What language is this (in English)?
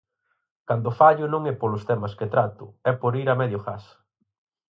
Galician